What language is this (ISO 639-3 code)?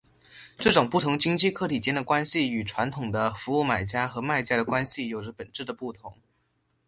zho